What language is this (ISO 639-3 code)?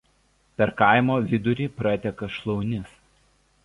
lit